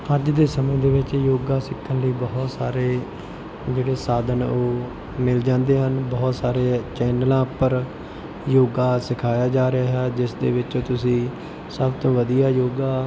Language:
Punjabi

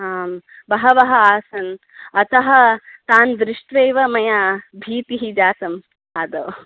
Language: Sanskrit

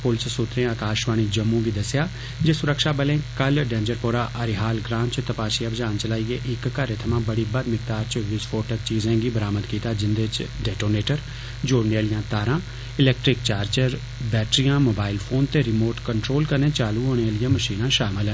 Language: Dogri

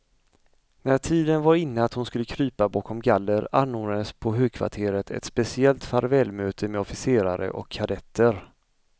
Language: Swedish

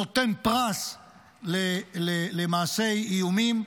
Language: Hebrew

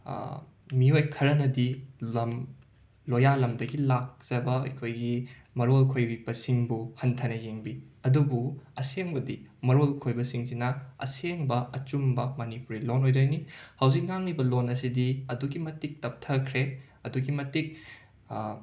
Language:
Manipuri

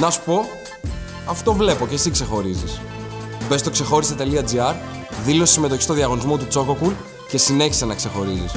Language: Greek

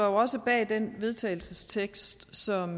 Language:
Danish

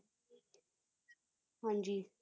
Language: Punjabi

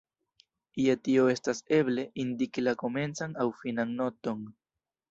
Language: Esperanto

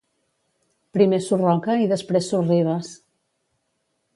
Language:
Catalan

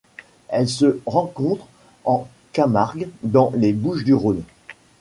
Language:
French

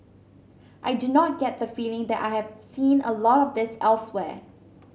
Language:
English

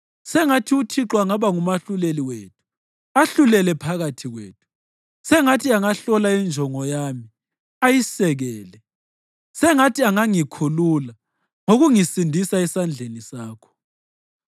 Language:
North Ndebele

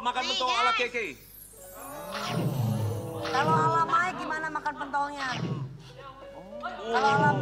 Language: Indonesian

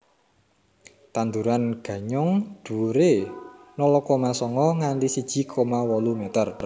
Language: Javanese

